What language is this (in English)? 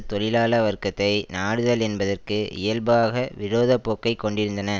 Tamil